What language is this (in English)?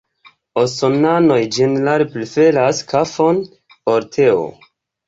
Esperanto